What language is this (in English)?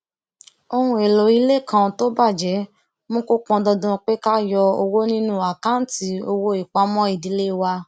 Yoruba